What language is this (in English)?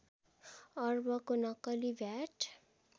Nepali